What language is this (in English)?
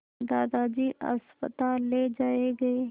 Hindi